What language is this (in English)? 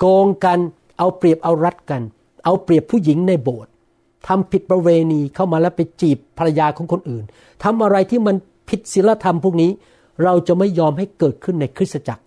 Thai